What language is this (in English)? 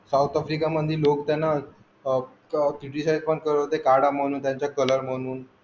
Marathi